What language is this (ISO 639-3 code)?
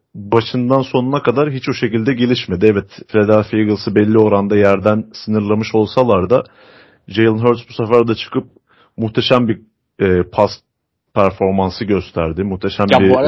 tur